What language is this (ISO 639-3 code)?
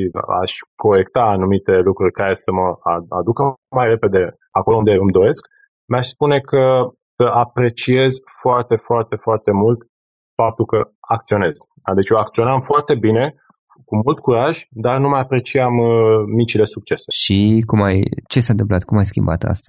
ron